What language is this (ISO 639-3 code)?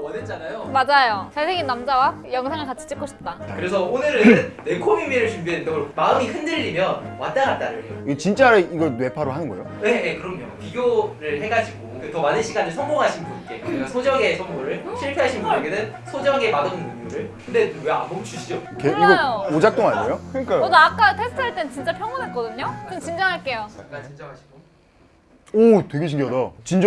kor